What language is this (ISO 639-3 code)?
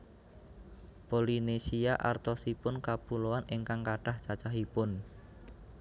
jav